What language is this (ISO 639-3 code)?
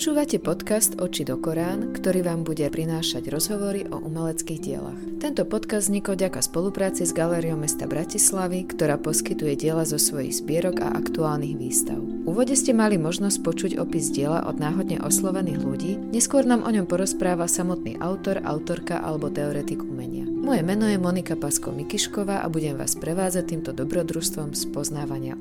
slk